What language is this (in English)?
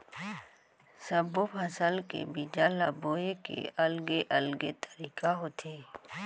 Chhattisgarhi